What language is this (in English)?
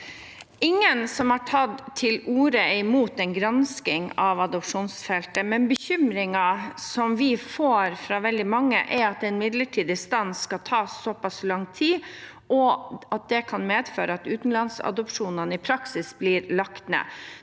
Norwegian